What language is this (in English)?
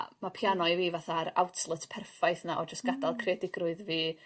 Welsh